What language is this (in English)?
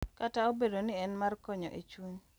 Luo (Kenya and Tanzania)